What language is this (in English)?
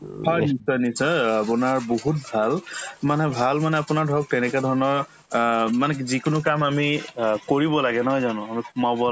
Assamese